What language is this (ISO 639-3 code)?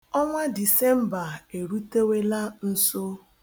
ibo